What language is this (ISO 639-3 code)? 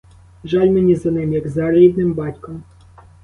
ukr